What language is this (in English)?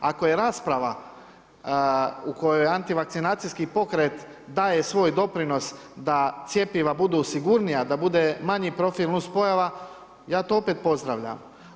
Croatian